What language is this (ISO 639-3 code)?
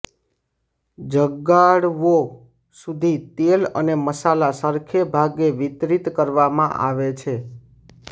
guj